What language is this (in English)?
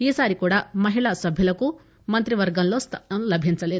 Telugu